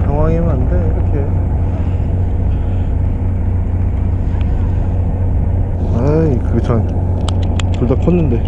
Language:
Korean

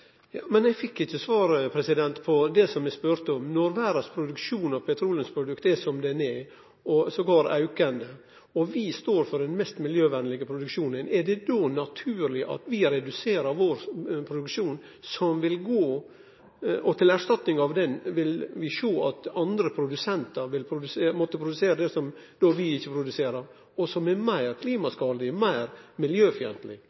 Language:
Norwegian Nynorsk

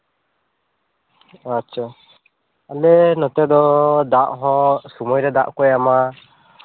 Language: Santali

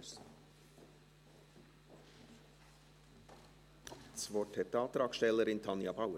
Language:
Swiss German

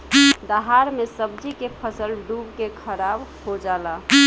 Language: Bhojpuri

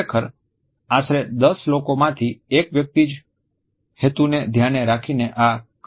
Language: Gujarati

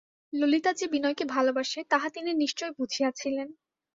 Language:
Bangla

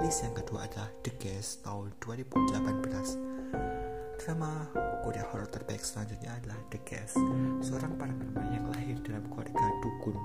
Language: Indonesian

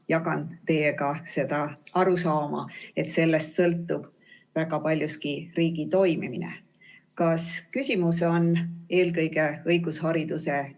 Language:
Estonian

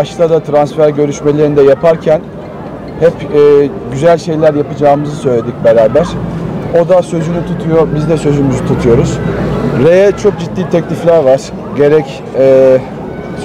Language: Turkish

